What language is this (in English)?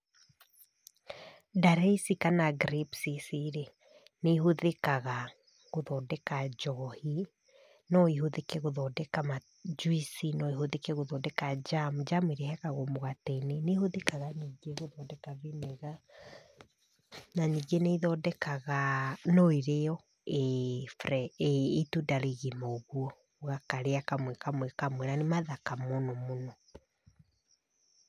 Kikuyu